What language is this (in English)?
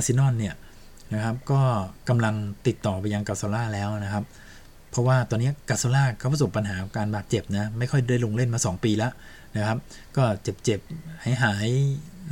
Thai